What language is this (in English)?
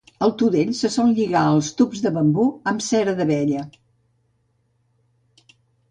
Catalan